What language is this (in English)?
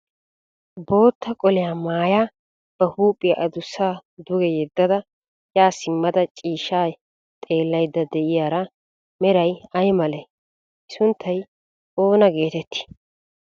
Wolaytta